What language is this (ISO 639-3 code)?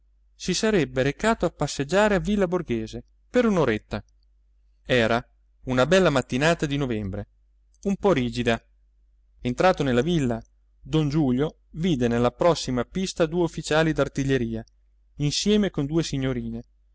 ita